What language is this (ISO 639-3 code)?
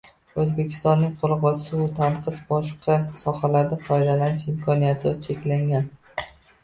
uzb